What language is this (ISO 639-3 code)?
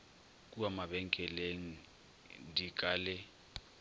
nso